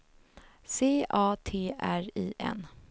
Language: Swedish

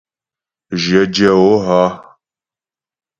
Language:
Ghomala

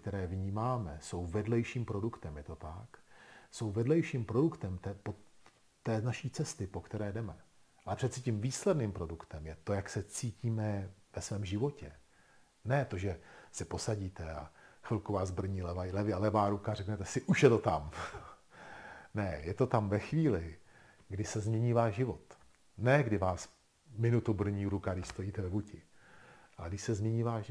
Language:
Czech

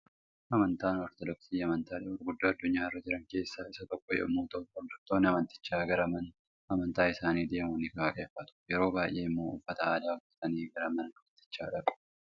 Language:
Oromo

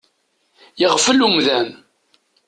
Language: Kabyle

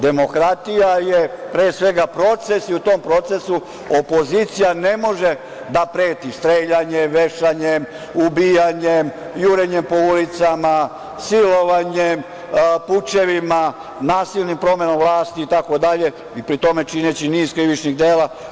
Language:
Serbian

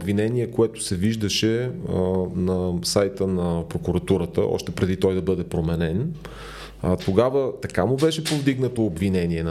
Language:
Bulgarian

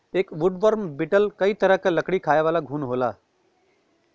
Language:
Bhojpuri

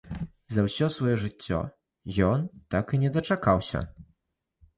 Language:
Belarusian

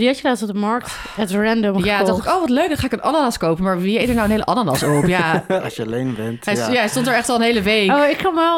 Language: Dutch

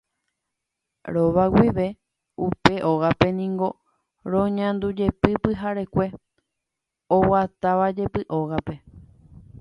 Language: Guarani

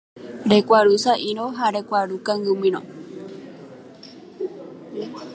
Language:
Guarani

